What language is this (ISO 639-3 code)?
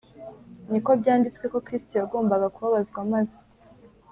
kin